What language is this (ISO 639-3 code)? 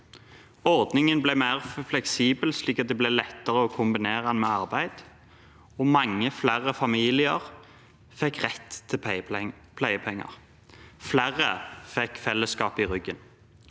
nor